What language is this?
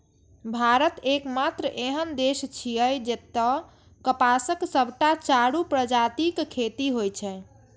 Maithili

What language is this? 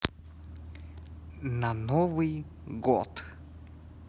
Russian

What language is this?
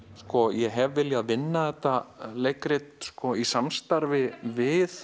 Icelandic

